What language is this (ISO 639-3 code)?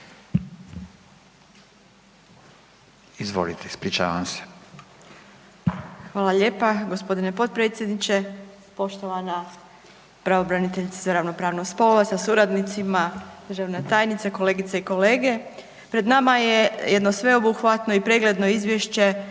hrv